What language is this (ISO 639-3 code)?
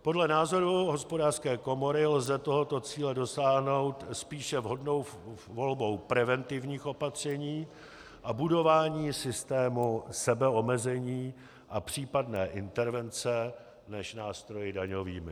ces